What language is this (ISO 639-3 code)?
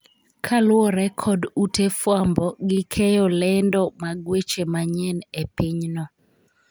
luo